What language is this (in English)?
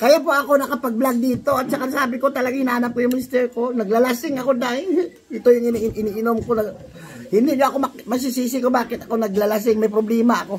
Filipino